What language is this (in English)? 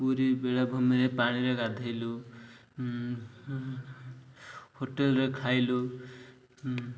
Odia